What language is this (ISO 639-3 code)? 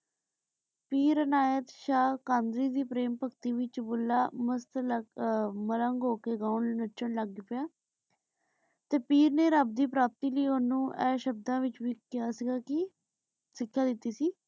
pan